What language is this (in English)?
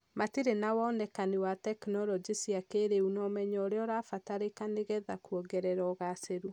Kikuyu